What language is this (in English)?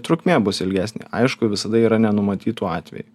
Lithuanian